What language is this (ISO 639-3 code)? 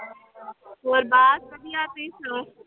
pan